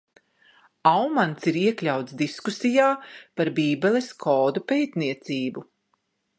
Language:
Latvian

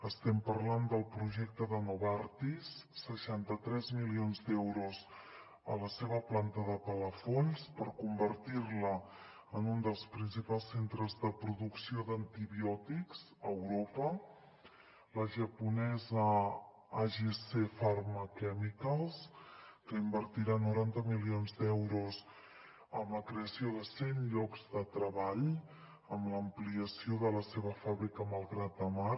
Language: Catalan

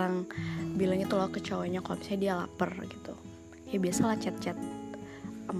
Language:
Indonesian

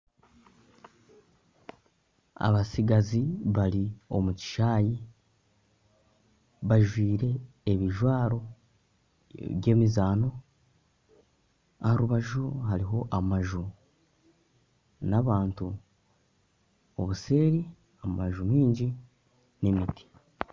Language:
Nyankole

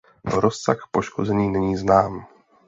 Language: Czech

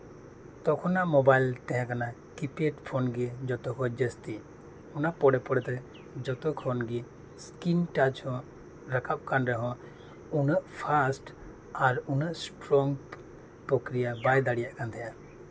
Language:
Santali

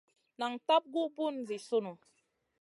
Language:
Masana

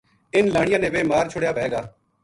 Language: Gujari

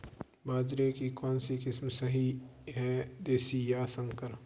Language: Hindi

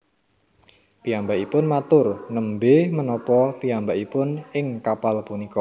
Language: Javanese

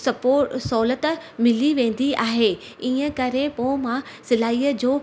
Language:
Sindhi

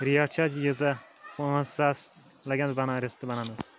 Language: Kashmiri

